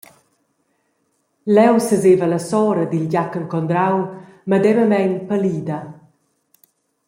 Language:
Romansh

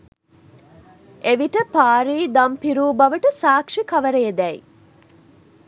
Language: Sinhala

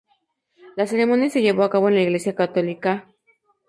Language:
Spanish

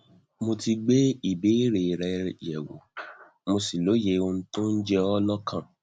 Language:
Yoruba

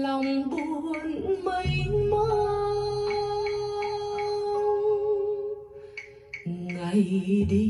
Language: Vietnamese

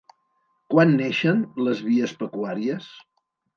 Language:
Catalan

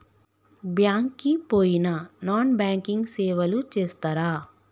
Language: Telugu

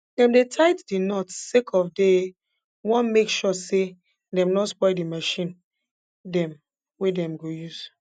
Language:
Nigerian Pidgin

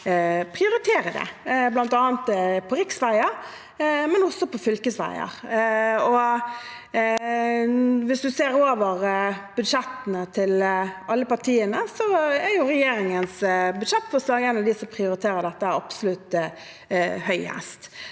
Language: Norwegian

